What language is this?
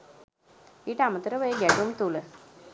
Sinhala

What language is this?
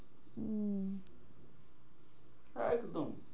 Bangla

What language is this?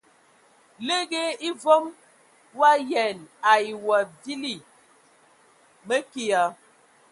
Ewondo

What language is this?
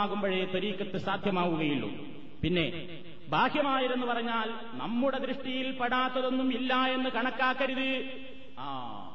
Malayalam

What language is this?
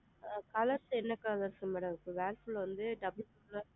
Tamil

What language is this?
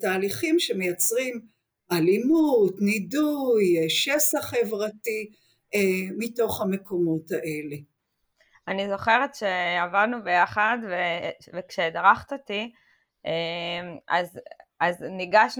Hebrew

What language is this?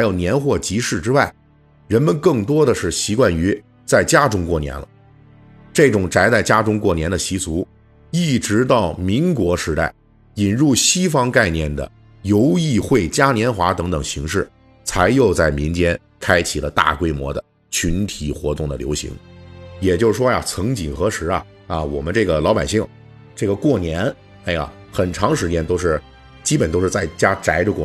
Chinese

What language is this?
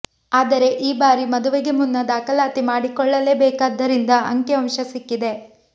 Kannada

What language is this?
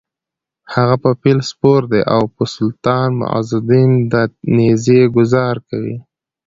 Pashto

